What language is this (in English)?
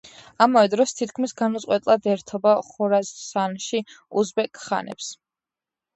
Georgian